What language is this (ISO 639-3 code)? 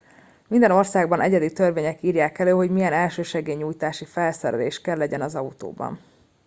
hun